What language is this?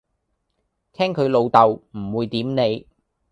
Cantonese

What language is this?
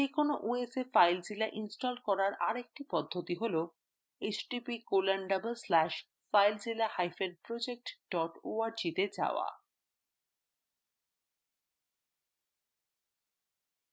Bangla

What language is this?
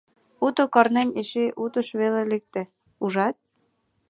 Mari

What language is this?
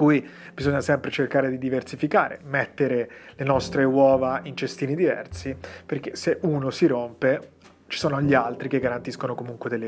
Italian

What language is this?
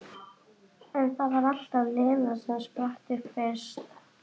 Icelandic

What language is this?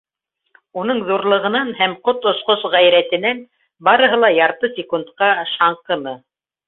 Bashkir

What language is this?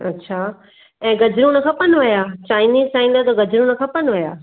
Sindhi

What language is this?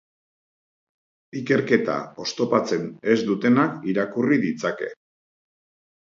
Basque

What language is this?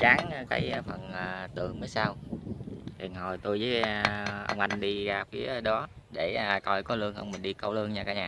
Vietnamese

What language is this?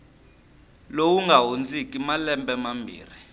Tsonga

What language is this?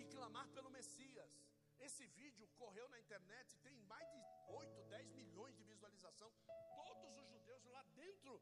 Portuguese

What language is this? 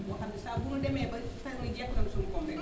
Wolof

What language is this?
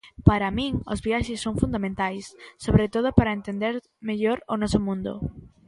Galician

